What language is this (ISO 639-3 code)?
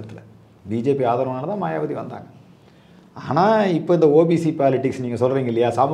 tam